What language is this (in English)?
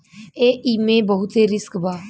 Bhojpuri